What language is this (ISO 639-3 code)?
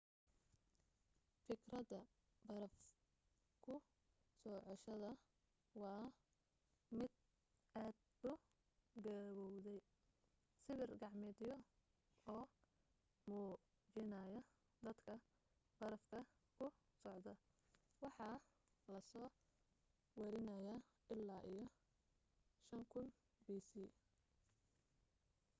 som